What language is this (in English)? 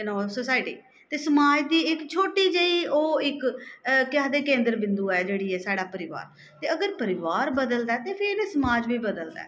Dogri